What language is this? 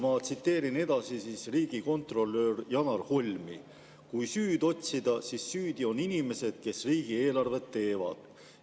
Estonian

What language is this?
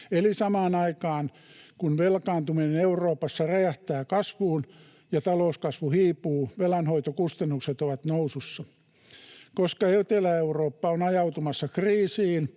Finnish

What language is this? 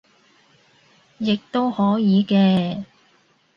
Cantonese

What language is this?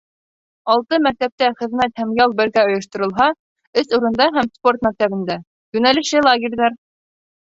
Bashkir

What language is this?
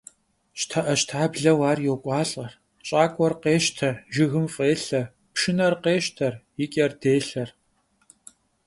Kabardian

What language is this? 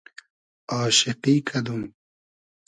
Hazaragi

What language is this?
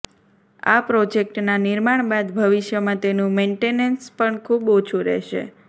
Gujarati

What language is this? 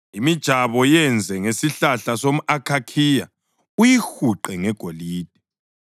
North Ndebele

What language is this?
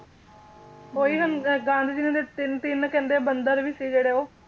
Punjabi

